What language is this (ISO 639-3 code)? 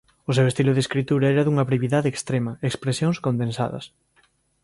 glg